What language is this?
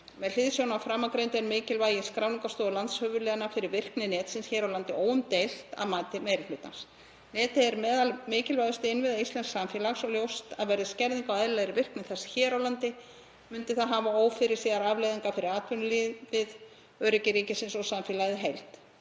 Icelandic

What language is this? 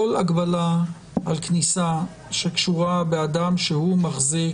Hebrew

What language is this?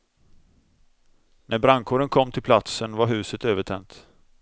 Swedish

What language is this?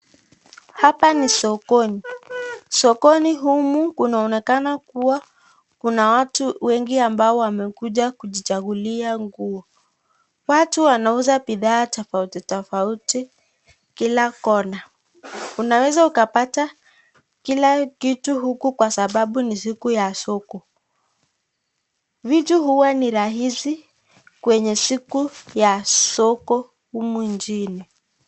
Swahili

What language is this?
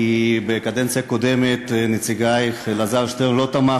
Hebrew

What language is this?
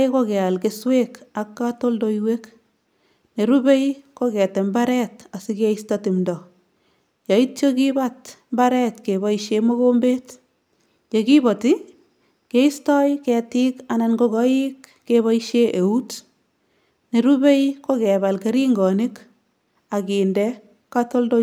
Kalenjin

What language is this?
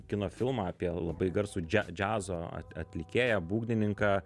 Lithuanian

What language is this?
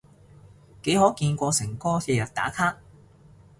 Cantonese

